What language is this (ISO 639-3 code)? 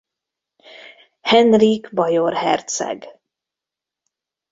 hun